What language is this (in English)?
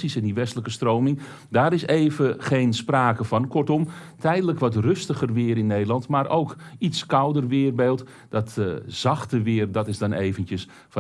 Dutch